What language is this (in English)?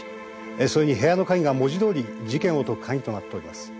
Japanese